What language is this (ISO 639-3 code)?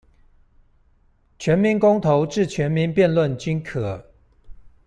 zho